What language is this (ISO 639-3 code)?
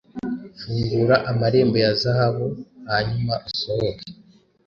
kin